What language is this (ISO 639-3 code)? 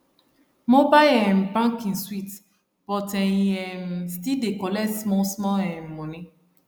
pcm